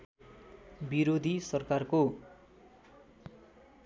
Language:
Nepali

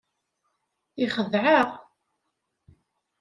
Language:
Kabyle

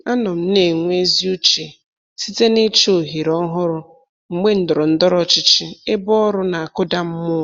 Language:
Igbo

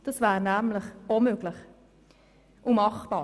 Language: Swiss German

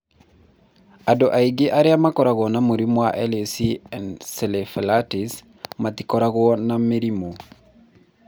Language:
Kikuyu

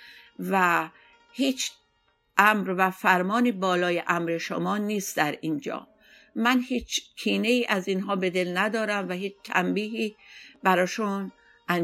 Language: Persian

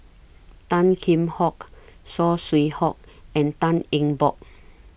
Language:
English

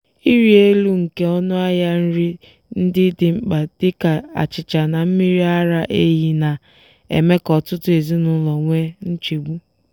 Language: Igbo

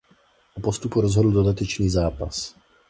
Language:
Czech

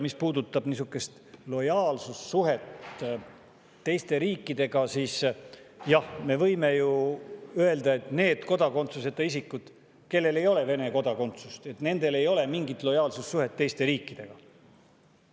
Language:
Estonian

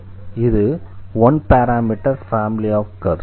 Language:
Tamil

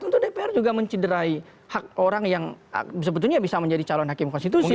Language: Indonesian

